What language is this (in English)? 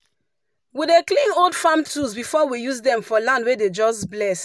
Nigerian Pidgin